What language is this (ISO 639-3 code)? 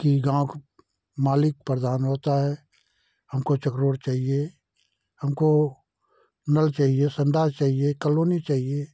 hin